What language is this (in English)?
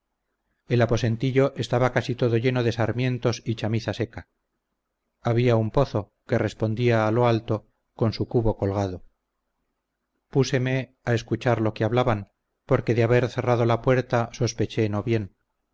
Spanish